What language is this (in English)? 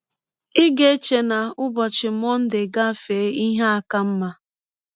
Igbo